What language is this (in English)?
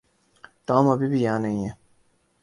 Urdu